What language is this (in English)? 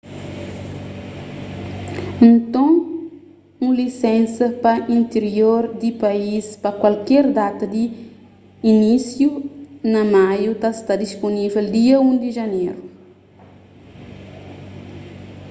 Kabuverdianu